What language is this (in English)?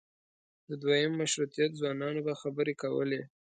Pashto